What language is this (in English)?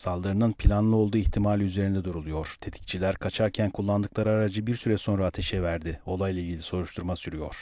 Turkish